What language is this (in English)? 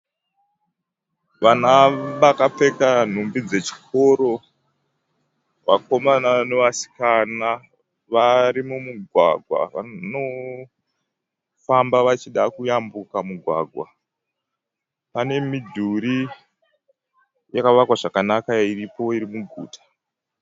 Shona